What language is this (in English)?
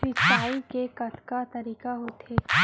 Chhattisgarhi